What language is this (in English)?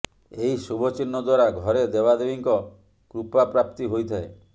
Odia